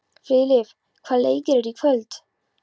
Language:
Icelandic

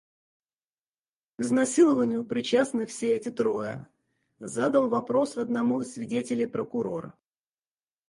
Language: Russian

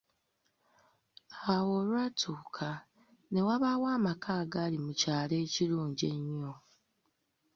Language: Ganda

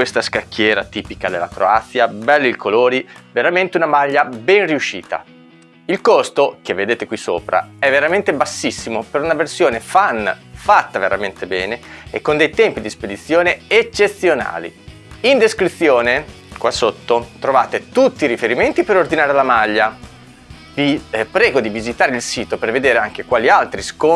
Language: Italian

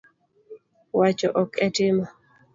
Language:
Luo (Kenya and Tanzania)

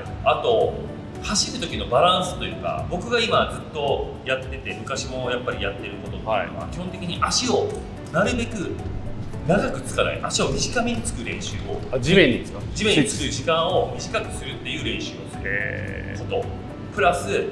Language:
Japanese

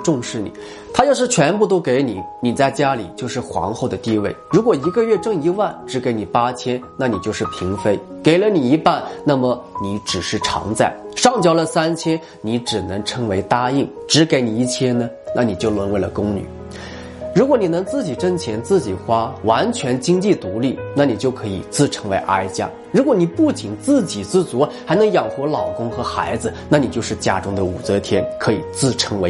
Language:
Chinese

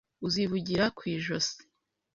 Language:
Kinyarwanda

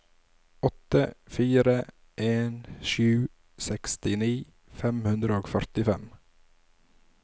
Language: Norwegian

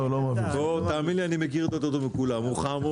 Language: Hebrew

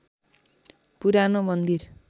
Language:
Nepali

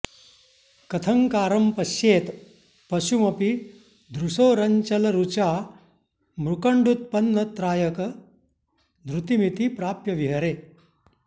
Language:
Sanskrit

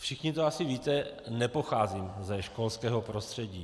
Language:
Czech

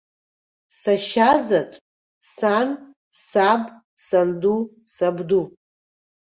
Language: Abkhazian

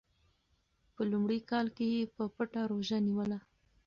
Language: Pashto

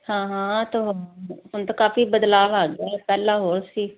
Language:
Punjabi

